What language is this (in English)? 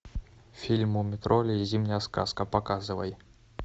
Russian